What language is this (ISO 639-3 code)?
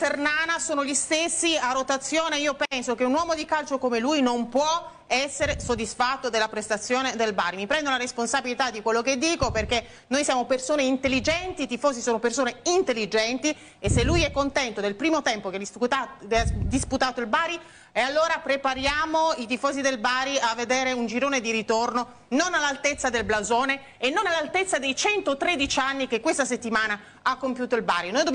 ita